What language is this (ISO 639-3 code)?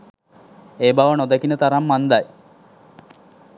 sin